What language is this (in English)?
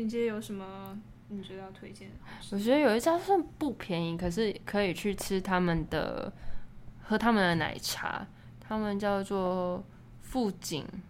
Chinese